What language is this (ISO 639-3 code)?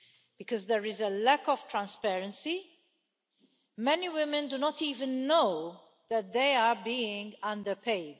eng